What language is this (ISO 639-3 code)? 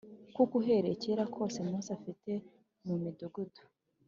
kin